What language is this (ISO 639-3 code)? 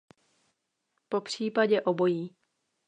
ces